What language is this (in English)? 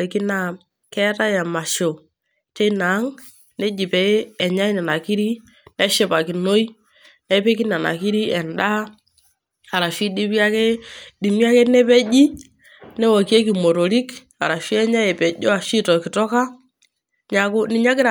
Masai